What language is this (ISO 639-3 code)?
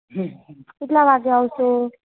guj